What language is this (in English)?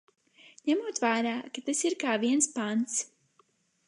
Latvian